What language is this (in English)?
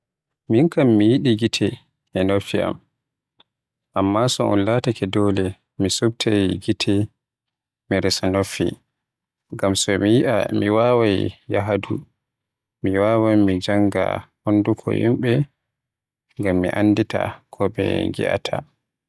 Western Niger Fulfulde